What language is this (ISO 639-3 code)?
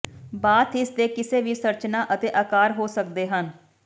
pan